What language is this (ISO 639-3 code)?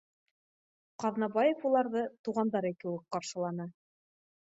bak